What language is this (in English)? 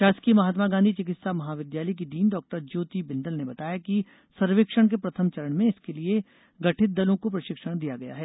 Hindi